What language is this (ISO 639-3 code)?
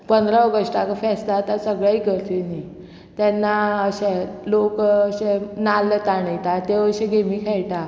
kok